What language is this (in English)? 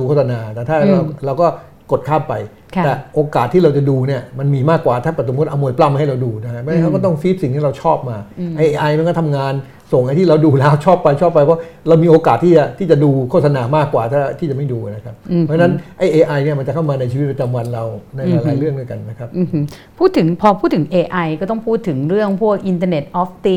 Thai